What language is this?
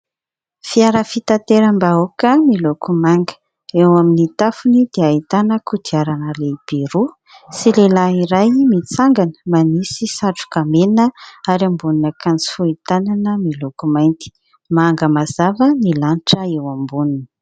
Malagasy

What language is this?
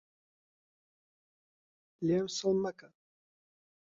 Central Kurdish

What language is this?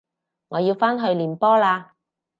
Cantonese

